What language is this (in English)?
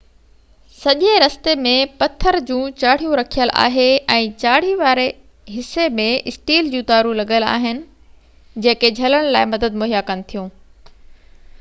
Sindhi